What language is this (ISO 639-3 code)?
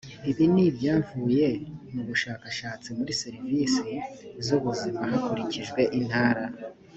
kin